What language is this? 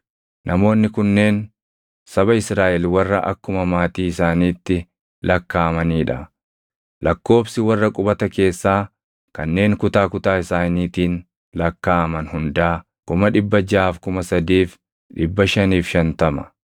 Oromo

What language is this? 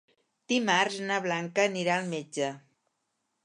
Catalan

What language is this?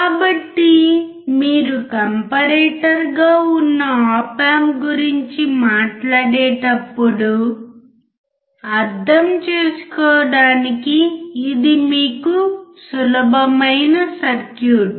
Telugu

